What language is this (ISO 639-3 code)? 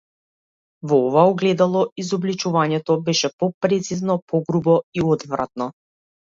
mkd